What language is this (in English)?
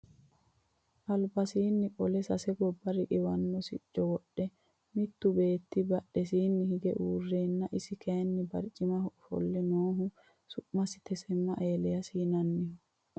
Sidamo